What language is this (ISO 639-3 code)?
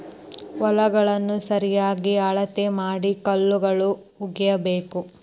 kan